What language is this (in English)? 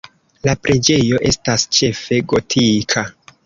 Esperanto